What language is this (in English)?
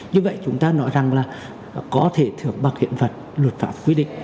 Vietnamese